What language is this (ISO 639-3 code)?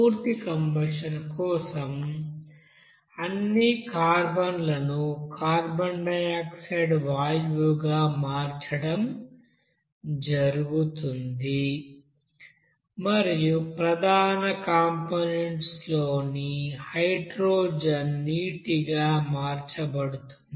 tel